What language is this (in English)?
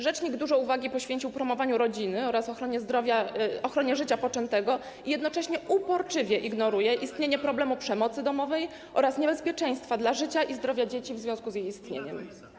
Polish